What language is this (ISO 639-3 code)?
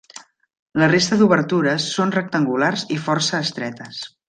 cat